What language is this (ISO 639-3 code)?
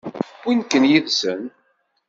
kab